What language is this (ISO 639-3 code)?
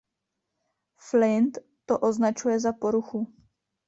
ces